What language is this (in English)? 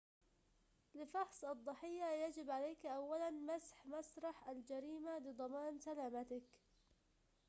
Arabic